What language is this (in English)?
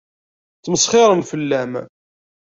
Kabyle